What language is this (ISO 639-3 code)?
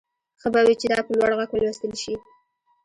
pus